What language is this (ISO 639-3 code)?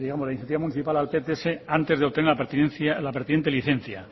spa